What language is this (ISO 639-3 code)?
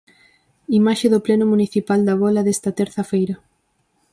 glg